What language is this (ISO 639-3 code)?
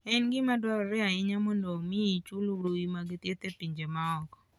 luo